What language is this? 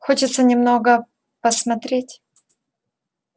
Russian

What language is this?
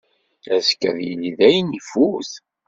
Kabyle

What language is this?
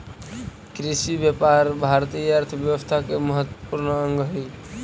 Magahi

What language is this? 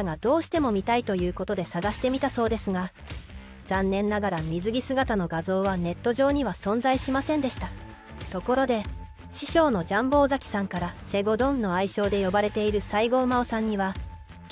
Japanese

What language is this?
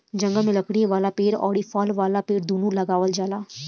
Bhojpuri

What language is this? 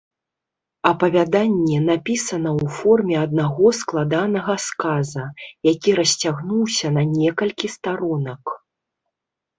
Belarusian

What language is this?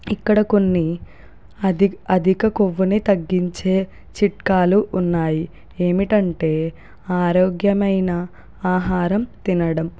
Telugu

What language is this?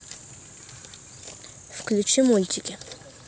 Russian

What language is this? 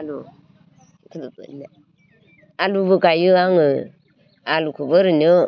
Bodo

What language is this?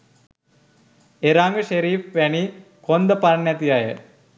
Sinhala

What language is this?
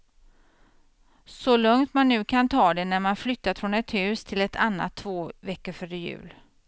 Swedish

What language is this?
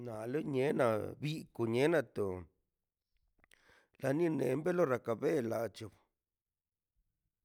Mazaltepec Zapotec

